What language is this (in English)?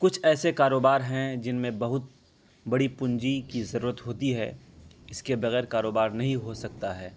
Urdu